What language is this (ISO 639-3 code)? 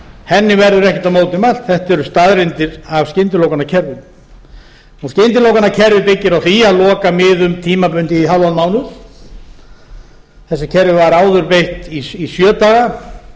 isl